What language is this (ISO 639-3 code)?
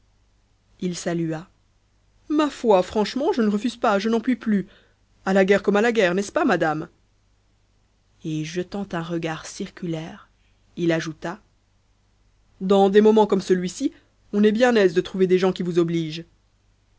fra